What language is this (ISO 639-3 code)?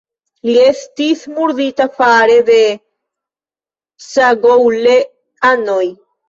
epo